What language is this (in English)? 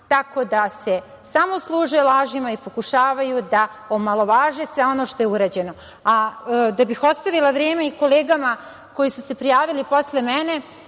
Serbian